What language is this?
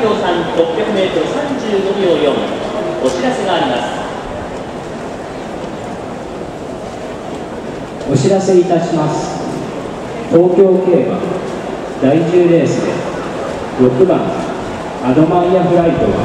Japanese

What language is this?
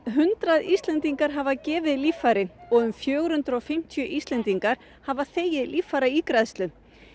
Icelandic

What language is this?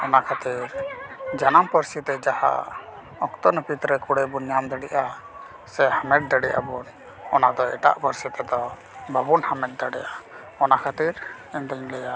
Santali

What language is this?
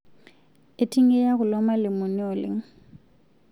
Masai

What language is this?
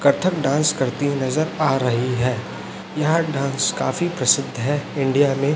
Hindi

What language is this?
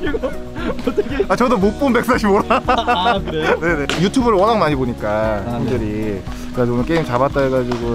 Korean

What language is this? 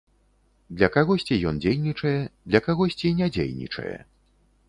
Belarusian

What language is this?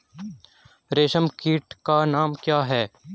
Hindi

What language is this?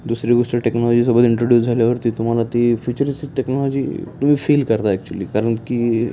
Marathi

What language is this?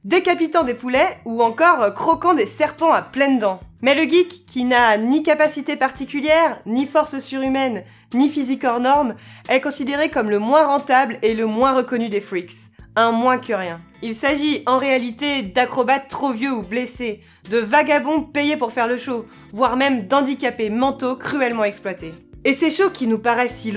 French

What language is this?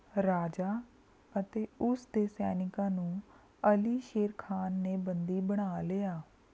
Punjabi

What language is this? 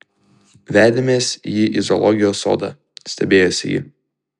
Lithuanian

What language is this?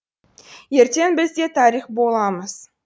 Kazakh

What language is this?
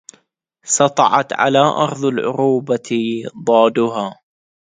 Arabic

